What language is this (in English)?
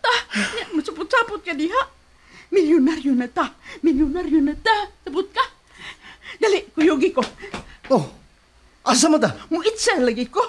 Filipino